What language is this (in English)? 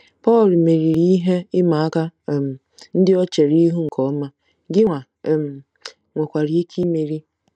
Igbo